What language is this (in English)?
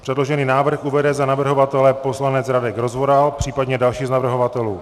Czech